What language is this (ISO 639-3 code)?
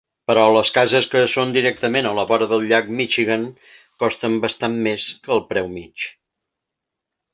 cat